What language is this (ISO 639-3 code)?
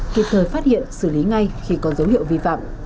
vie